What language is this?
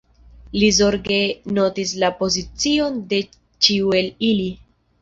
Esperanto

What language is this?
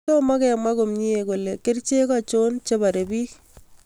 Kalenjin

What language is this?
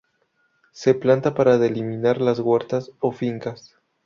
Spanish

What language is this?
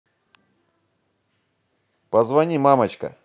Russian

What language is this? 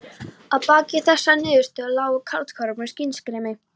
Icelandic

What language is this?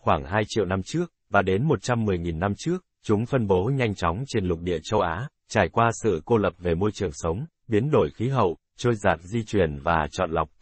Vietnamese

